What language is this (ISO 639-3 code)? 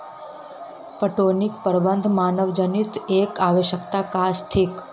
mai